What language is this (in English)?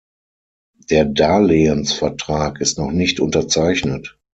German